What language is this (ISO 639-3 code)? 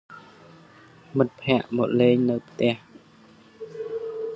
khm